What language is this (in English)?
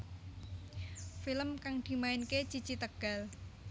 Javanese